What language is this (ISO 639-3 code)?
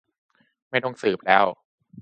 tha